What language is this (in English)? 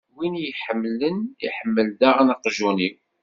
Kabyle